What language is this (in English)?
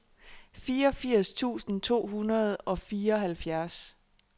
Danish